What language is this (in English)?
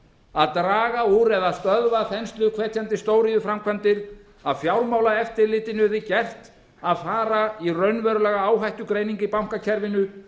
Icelandic